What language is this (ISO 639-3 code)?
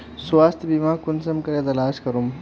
mag